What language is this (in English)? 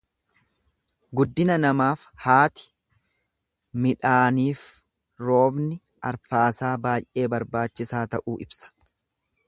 Oromo